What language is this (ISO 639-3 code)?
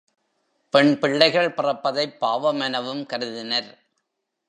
tam